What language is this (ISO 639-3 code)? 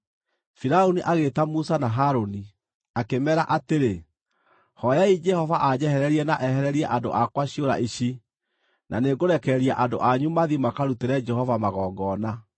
kik